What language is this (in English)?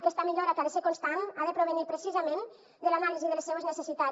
Catalan